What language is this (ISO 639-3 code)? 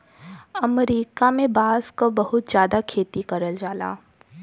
bho